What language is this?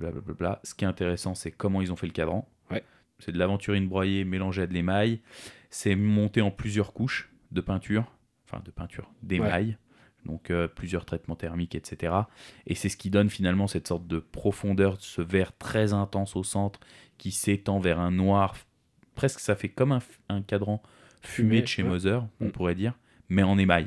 French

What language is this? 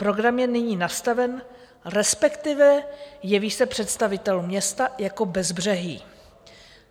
Czech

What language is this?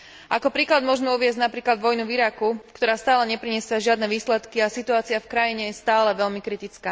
Slovak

